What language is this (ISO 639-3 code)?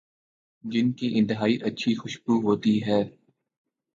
urd